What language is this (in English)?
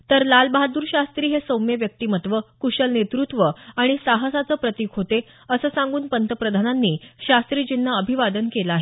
Marathi